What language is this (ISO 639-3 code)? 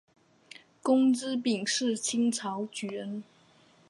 zho